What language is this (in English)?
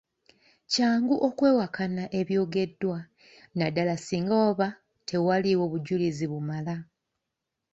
Ganda